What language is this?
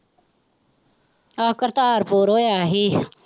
Punjabi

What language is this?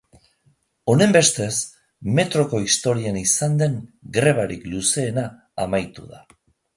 Basque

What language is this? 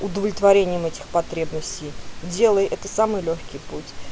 Russian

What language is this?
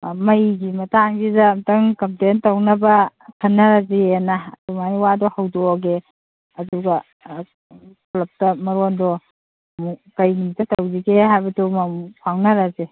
Manipuri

